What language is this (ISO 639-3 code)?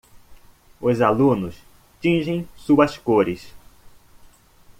por